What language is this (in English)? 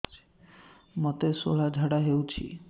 Odia